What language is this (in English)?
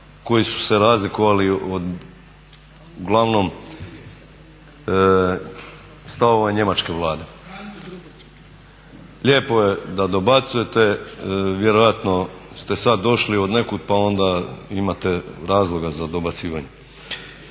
Croatian